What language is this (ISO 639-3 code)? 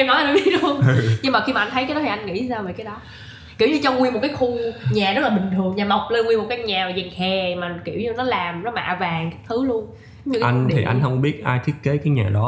vie